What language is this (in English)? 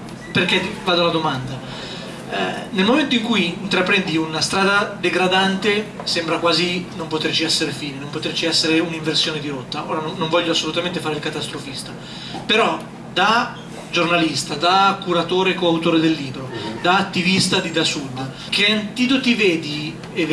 Italian